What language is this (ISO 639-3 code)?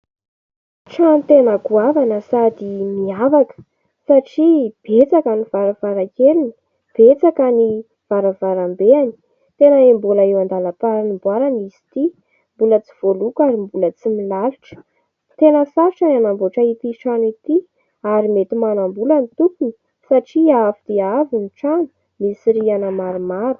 mlg